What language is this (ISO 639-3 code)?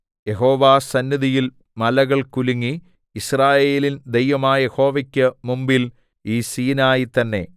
mal